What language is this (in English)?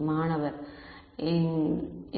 Tamil